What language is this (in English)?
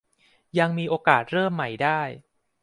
Thai